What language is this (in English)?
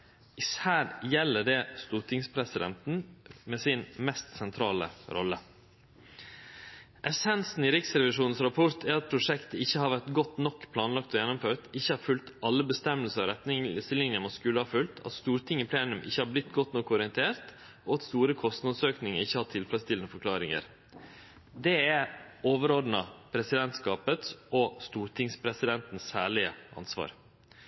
Norwegian Nynorsk